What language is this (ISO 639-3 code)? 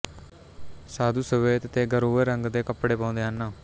pan